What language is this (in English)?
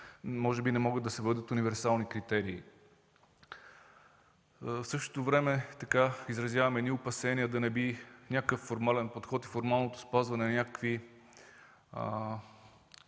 Bulgarian